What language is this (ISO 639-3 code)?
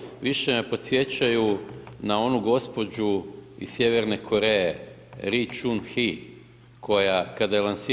hrv